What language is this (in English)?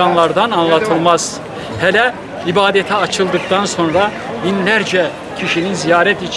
Turkish